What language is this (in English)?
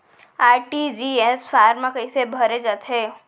Chhattisgarhi